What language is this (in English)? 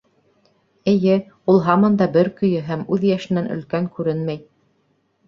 Bashkir